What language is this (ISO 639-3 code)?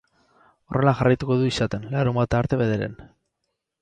eus